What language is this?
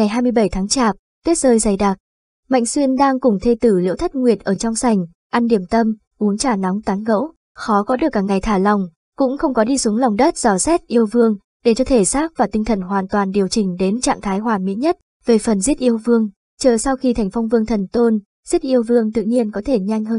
Vietnamese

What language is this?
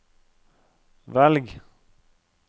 Norwegian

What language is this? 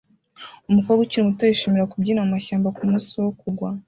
Kinyarwanda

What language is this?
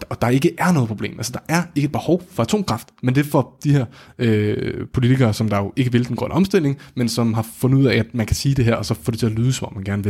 Danish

